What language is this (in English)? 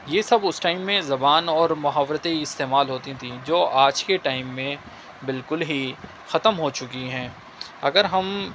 Urdu